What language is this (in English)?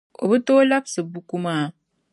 Dagbani